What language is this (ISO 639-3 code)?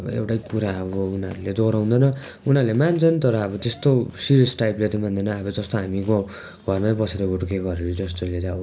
nep